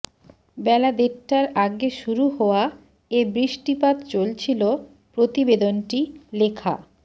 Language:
Bangla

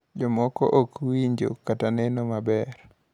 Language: Luo (Kenya and Tanzania)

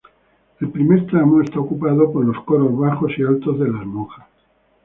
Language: Spanish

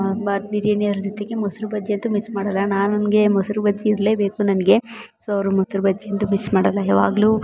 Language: Kannada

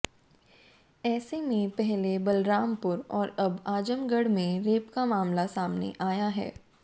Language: Hindi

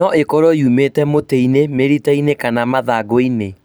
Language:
Kikuyu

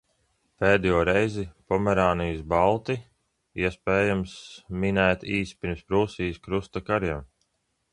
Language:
Latvian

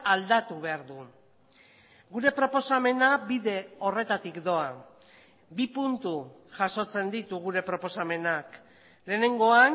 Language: Basque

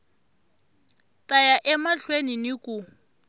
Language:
Tsonga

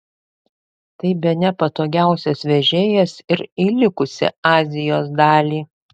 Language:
Lithuanian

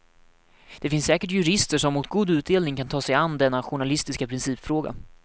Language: Swedish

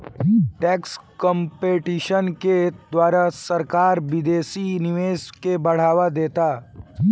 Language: Bhojpuri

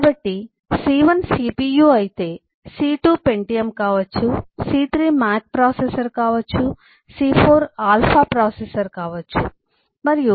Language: Telugu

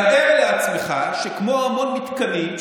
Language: Hebrew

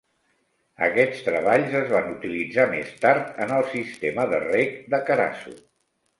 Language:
Catalan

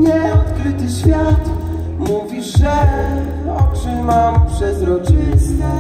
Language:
Polish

